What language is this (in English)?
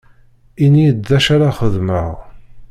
Kabyle